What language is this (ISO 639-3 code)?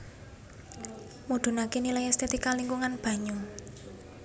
jav